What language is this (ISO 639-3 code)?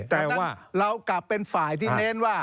tha